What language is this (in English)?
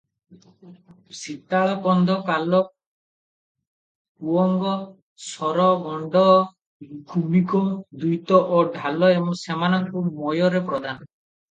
Odia